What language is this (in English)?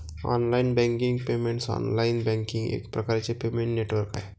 Marathi